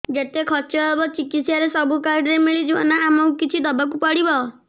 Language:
Odia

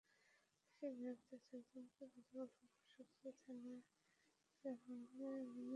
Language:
Bangla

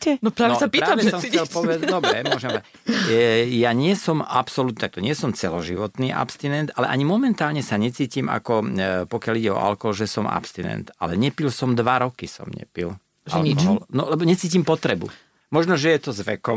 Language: Slovak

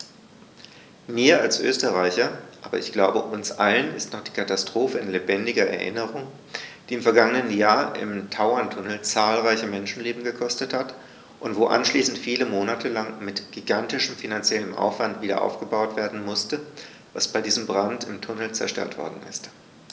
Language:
German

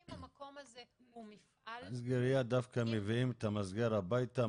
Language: Hebrew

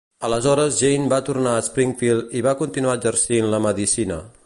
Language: Catalan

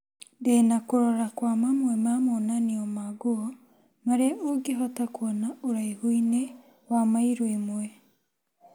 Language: Kikuyu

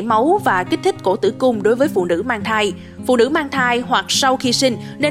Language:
Vietnamese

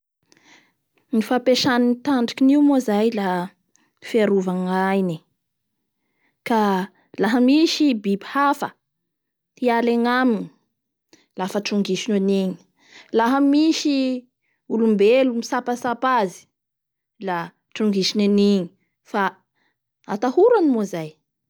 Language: Bara Malagasy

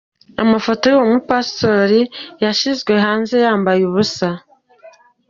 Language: Kinyarwanda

